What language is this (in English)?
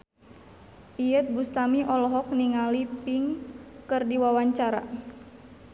Sundanese